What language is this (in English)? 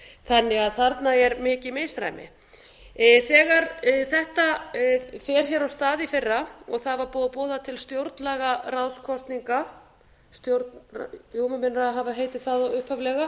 Icelandic